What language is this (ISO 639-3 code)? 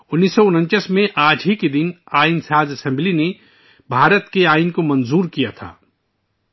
urd